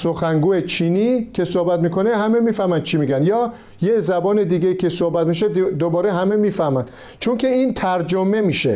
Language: Persian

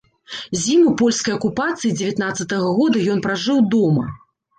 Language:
Belarusian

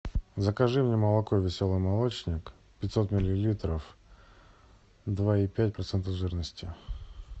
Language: Russian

